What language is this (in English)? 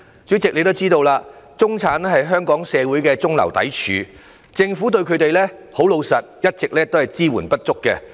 Cantonese